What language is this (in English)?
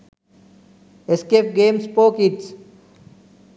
Sinhala